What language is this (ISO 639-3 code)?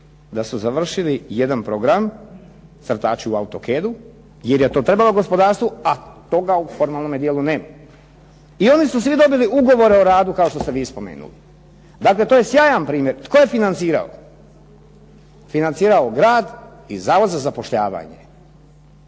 hrv